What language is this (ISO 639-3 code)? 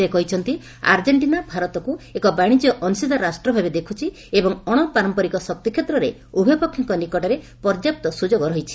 ori